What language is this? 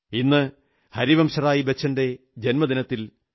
Malayalam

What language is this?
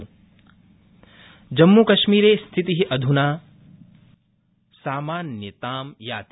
Sanskrit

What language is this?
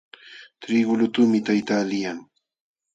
Jauja Wanca Quechua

